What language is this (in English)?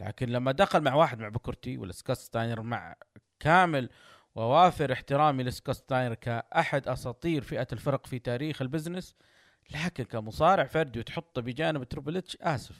Arabic